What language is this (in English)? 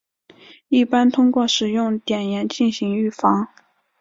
Chinese